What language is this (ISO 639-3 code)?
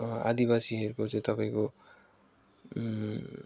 nep